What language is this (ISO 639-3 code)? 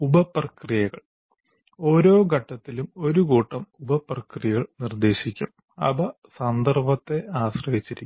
mal